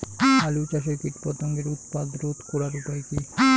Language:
Bangla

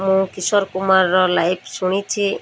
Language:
Odia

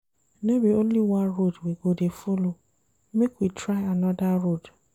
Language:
Nigerian Pidgin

